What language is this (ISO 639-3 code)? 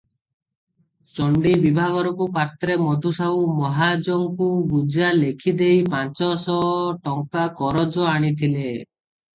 ori